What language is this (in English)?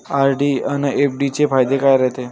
Marathi